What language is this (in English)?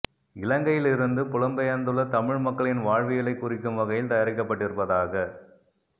Tamil